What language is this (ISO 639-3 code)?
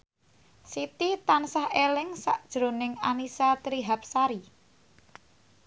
jav